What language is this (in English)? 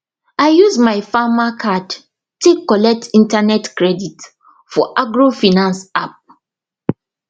Nigerian Pidgin